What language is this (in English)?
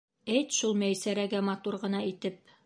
Bashkir